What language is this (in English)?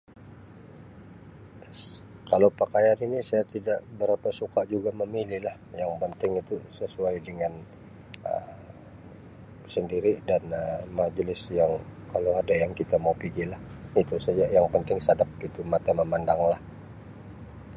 Sabah Malay